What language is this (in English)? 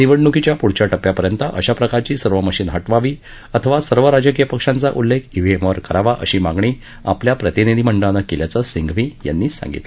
Marathi